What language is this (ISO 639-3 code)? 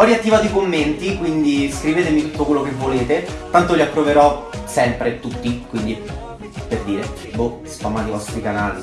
ita